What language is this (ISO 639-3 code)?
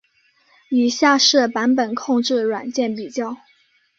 zho